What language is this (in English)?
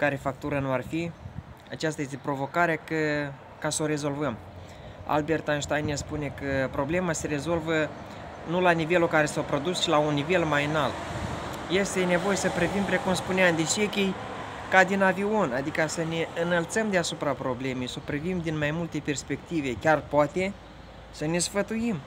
Romanian